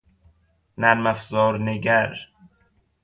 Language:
Persian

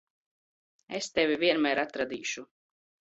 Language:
Latvian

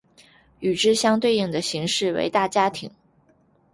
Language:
Chinese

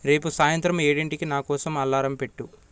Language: Telugu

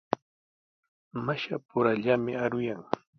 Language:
Sihuas Ancash Quechua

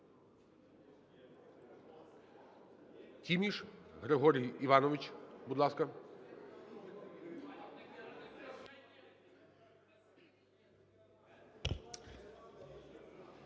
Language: Ukrainian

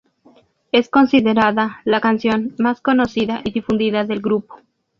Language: Spanish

